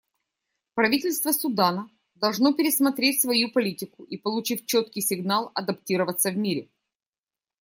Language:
Russian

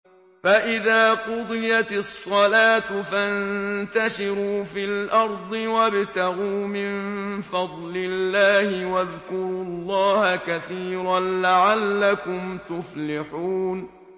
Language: Arabic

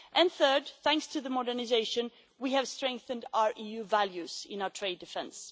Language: English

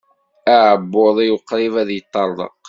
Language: Kabyle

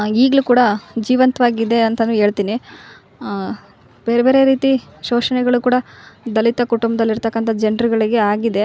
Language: Kannada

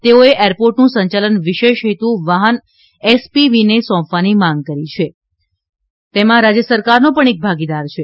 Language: Gujarati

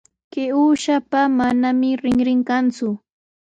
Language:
Sihuas Ancash Quechua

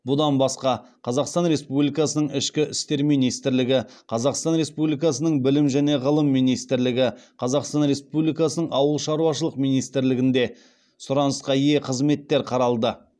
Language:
Kazakh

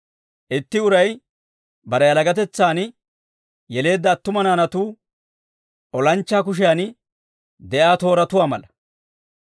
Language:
Dawro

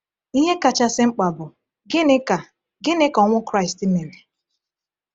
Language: Igbo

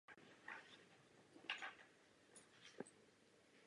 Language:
Czech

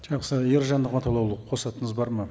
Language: Kazakh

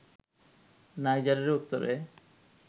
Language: Bangla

